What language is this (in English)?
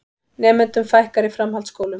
Icelandic